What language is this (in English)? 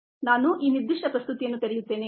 Kannada